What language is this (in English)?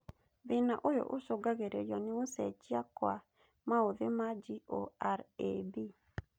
Kikuyu